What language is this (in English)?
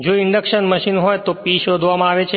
Gujarati